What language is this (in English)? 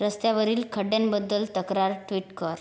Marathi